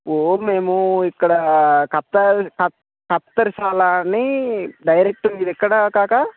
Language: Telugu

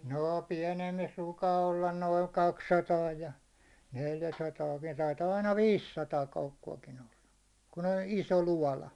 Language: Finnish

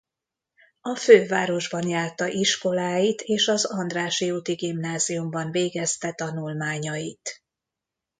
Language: Hungarian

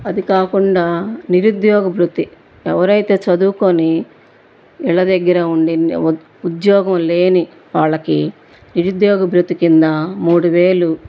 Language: Telugu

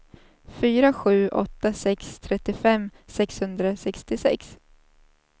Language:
Swedish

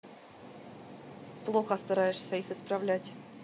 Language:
Russian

